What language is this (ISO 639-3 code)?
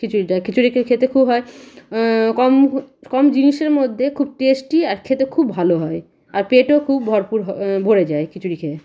ben